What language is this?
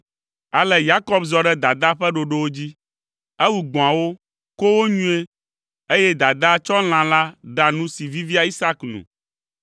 Ewe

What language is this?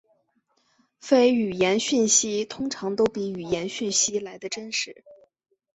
Chinese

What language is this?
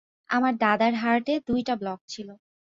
Bangla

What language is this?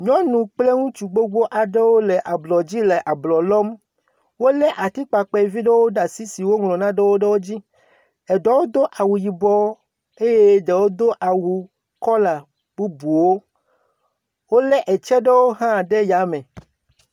Ewe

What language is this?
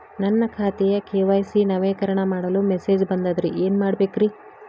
Kannada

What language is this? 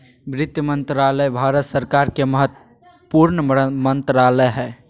Magahi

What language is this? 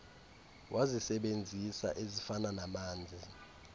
Xhosa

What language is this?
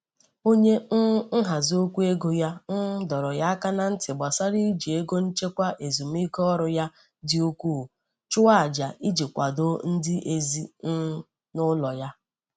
Igbo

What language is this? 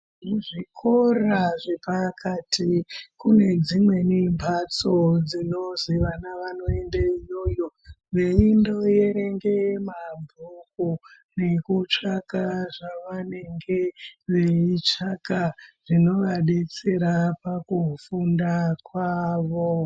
Ndau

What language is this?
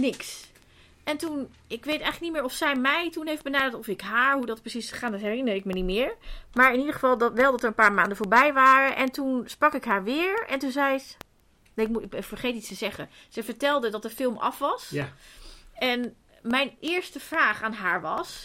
Dutch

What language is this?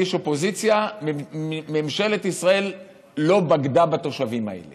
Hebrew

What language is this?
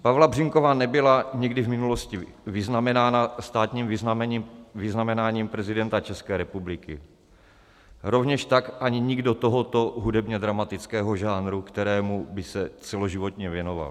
Czech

